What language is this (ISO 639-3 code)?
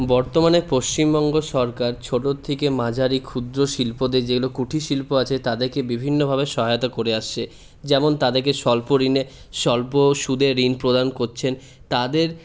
ben